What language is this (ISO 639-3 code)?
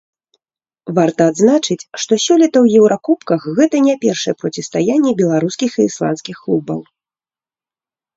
bel